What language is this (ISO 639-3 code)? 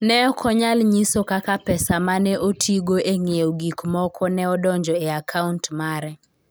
luo